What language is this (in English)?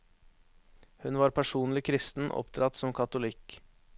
Norwegian